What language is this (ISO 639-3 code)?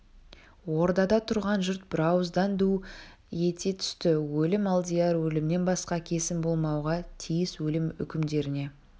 kaz